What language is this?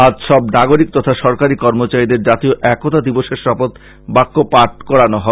Bangla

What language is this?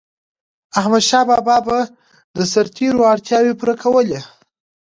Pashto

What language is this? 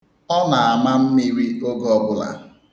Igbo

